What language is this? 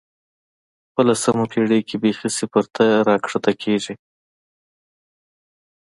Pashto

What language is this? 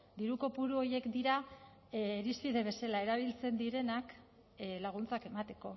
Basque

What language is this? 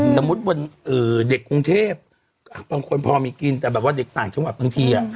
Thai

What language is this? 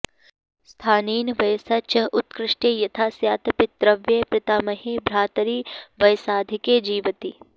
Sanskrit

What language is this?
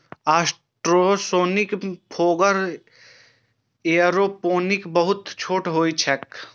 Maithili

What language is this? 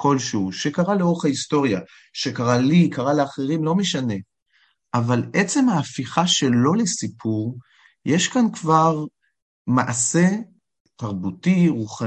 Hebrew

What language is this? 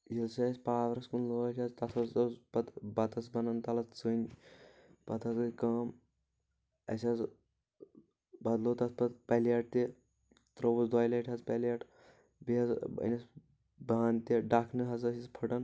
Kashmiri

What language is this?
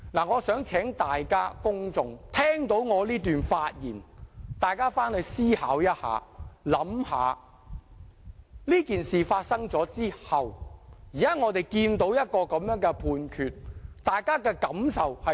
Cantonese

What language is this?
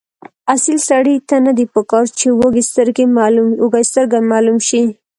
Pashto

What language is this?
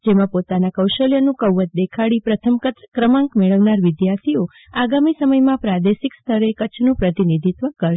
Gujarati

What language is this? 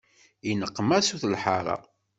Kabyle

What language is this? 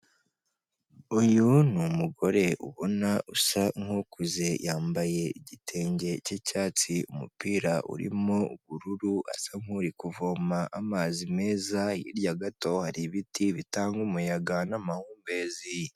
Kinyarwanda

